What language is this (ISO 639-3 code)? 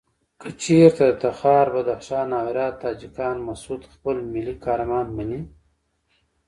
pus